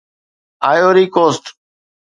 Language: Sindhi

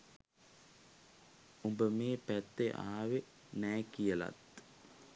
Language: Sinhala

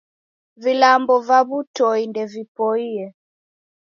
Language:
Taita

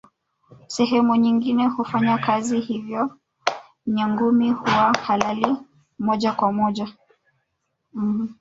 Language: Swahili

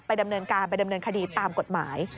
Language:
Thai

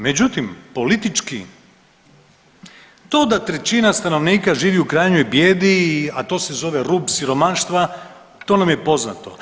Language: Croatian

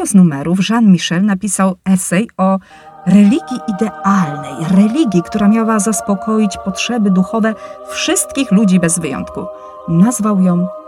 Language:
Polish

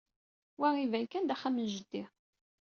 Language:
Kabyle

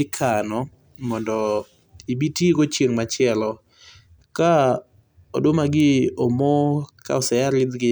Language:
Luo (Kenya and Tanzania)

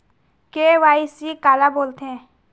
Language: Chhattisgarhi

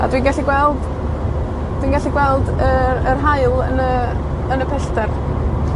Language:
Welsh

